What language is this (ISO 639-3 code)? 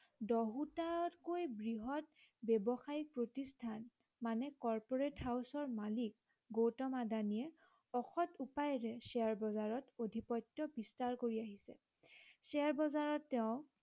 asm